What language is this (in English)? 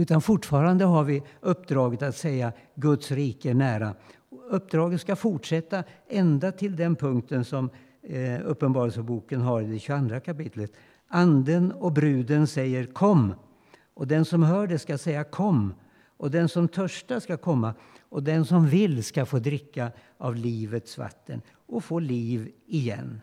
Swedish